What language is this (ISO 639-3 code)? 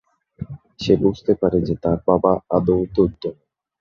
ben